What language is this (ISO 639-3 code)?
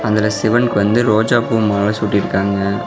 tam